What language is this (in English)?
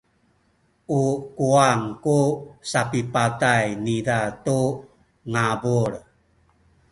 Sakizaya